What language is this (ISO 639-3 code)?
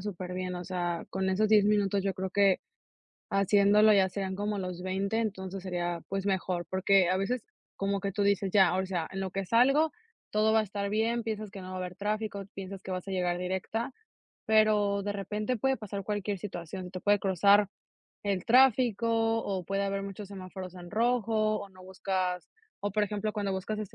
spa